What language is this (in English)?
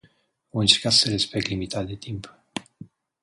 Romanian